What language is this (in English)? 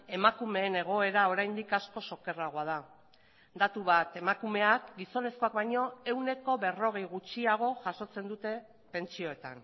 Basque